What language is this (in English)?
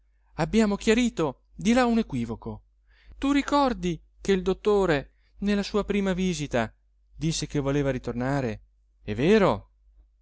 Italian